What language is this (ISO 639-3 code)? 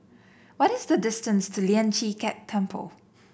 eng